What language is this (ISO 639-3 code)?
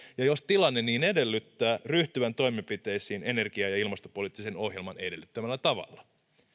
fin